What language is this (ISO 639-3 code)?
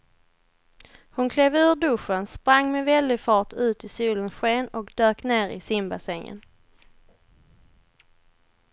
swe